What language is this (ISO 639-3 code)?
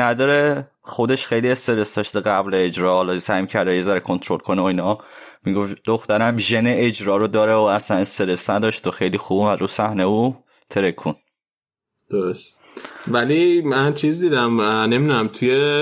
fas